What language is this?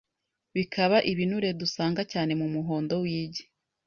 Kinyarwanda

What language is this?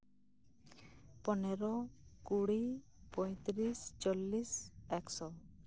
Santali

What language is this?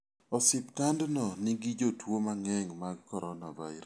Luo (Kenya and Tanzania)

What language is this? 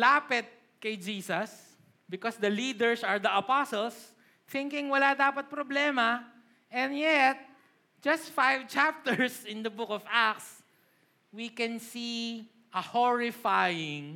Filipino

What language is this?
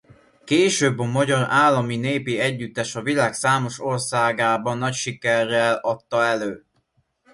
Hungarian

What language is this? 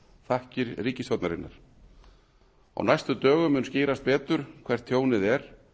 Icelandic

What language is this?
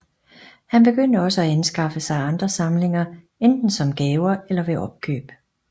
Danish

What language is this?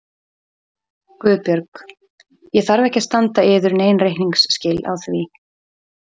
Icelandic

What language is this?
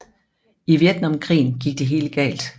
Danish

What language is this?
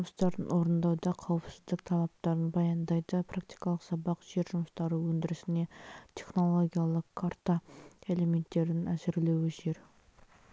Kazakh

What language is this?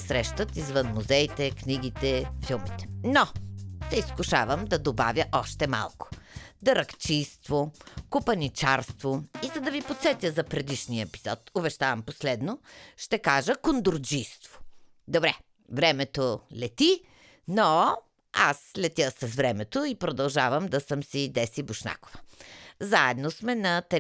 Bulgarian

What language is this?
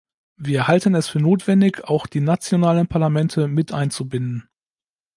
German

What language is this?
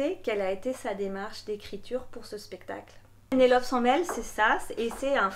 French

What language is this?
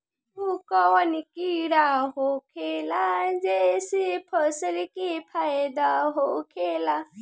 Bhojpuri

